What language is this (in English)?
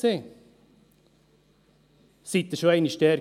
Swiss German